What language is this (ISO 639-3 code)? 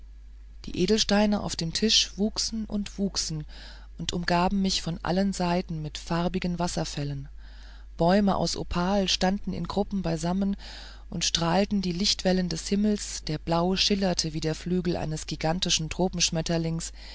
deu